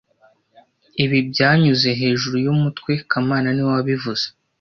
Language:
Kinyarwanda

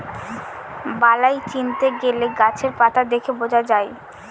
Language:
Bangla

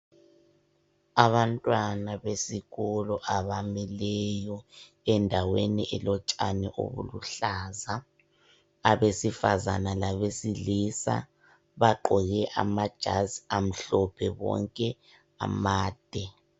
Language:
North Ndebele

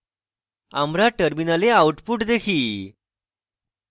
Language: Bangla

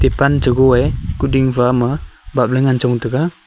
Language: Wancho Naga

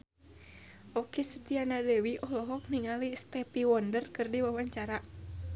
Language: Sundanese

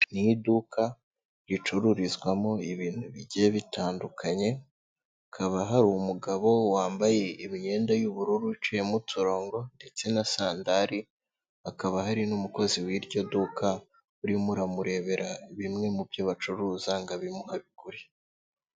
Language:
Kinyarwanda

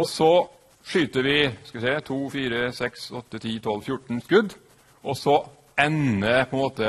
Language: Norwegian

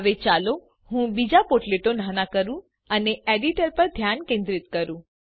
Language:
Gujarati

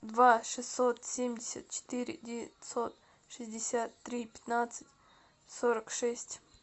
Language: Russian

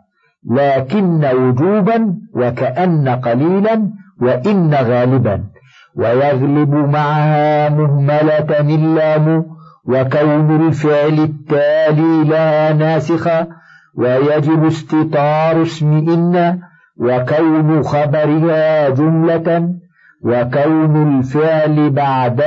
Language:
Arabic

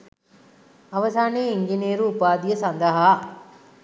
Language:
Sinhala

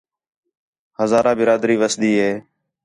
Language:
Khetrani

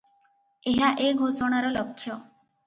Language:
Odia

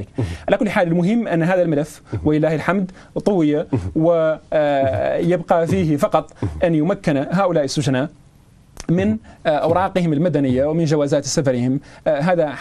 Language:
Arabic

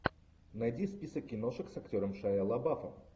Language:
Russian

